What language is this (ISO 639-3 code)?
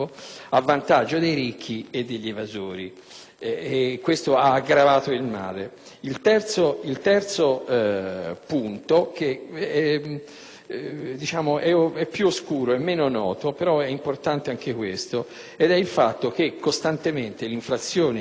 ita